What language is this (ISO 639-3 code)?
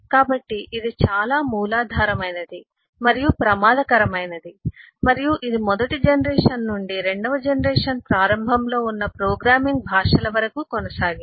tel